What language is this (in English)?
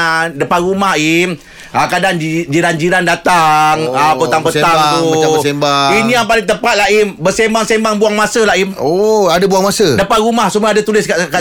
Malay